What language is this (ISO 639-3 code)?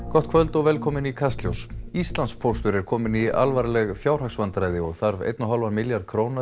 isl